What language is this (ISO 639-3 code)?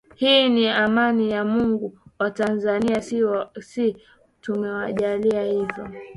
swa